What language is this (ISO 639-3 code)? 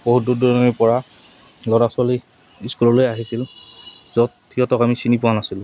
asm